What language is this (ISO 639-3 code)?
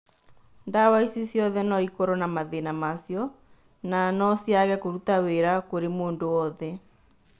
kik